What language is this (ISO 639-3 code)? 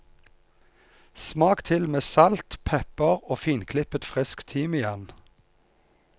nor